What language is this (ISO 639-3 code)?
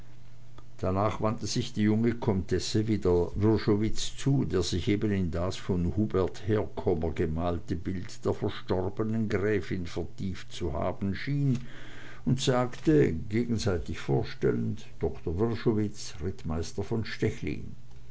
deu